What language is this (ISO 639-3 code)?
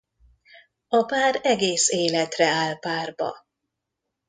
hun